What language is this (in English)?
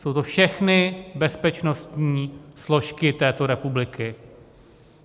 Czech